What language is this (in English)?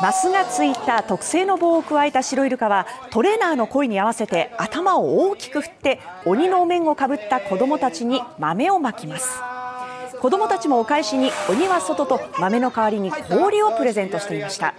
Japanese